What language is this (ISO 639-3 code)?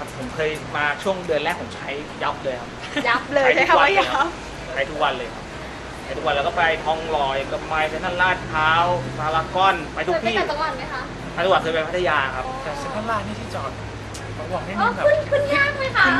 tha